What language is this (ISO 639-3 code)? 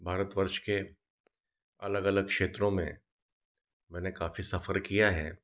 hin